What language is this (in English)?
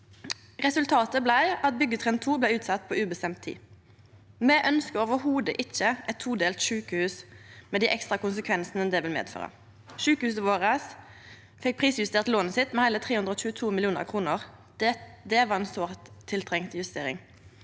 Norwegian